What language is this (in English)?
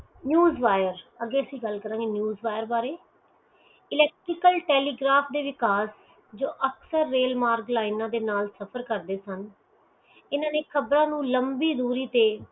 Punjabi